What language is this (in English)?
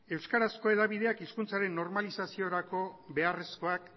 Basque